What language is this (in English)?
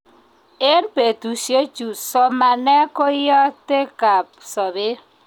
Kalenjin